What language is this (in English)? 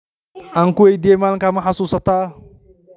Somali